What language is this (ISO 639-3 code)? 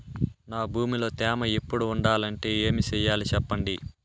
tel